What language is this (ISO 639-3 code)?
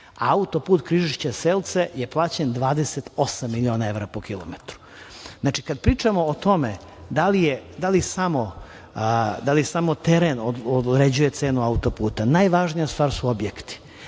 srp